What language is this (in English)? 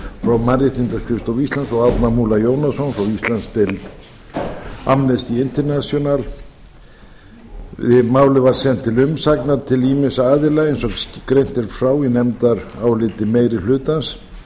Icelandic